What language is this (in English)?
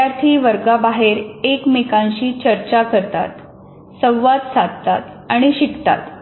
Marathi